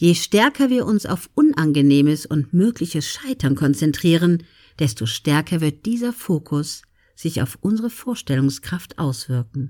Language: German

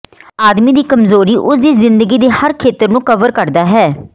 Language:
Punjabi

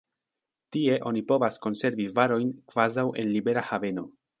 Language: Esperanto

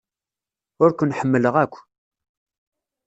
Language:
Kabyle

